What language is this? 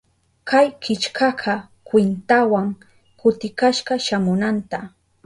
Southern Pastaza Quechua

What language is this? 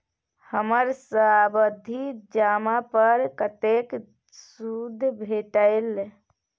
Maithili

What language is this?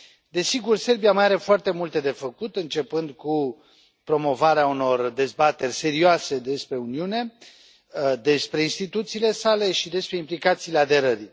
Romanian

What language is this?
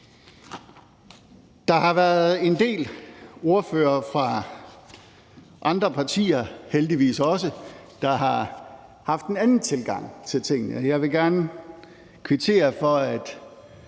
Danish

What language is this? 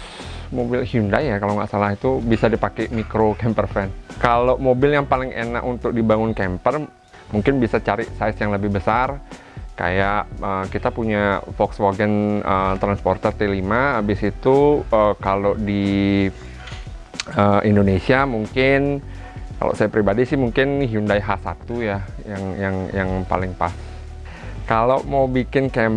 Indonesian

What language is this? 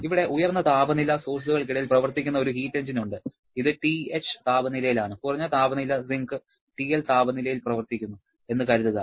Malayalam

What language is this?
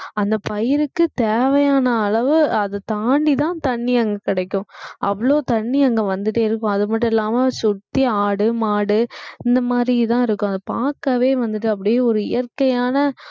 Tamil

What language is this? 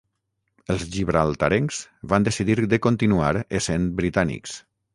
Catalan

